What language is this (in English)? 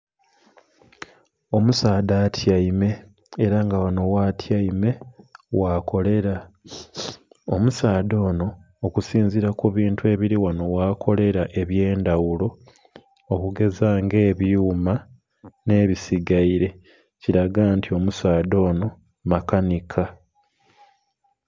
Soga